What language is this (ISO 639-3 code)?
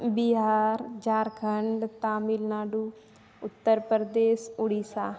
mai